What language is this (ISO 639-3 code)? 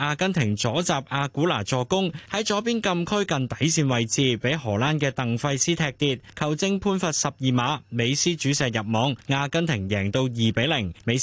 zho